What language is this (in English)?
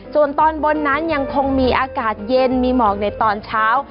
Thai